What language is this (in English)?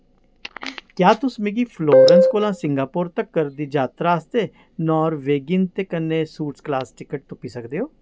Dogri